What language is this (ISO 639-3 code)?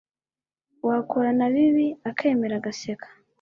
kin